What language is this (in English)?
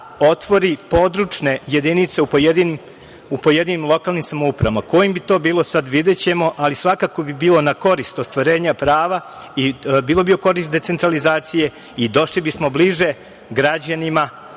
Serbian